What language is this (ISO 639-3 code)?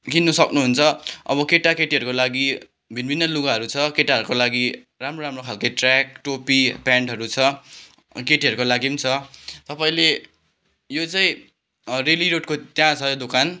nep